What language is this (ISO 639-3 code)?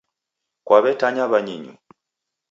dav